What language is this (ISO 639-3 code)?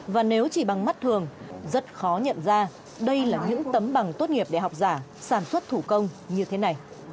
vie